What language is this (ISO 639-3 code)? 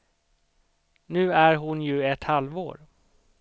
swe